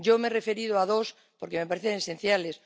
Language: Spanish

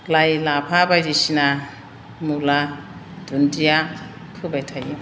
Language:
Bodo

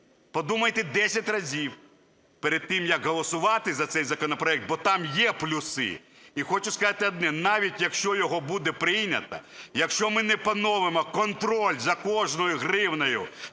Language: Ukrainian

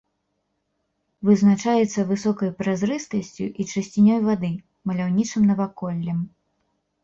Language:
Belarusian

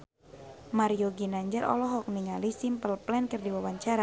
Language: Sundanese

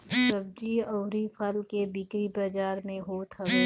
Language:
Bhojpuri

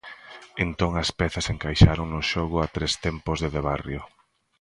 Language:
Galician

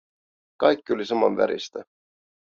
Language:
Finnish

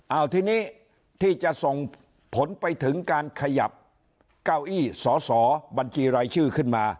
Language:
Thai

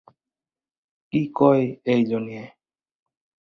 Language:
Assamese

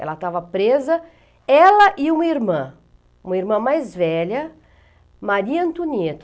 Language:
Portuguese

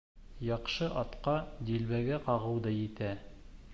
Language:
Bashkir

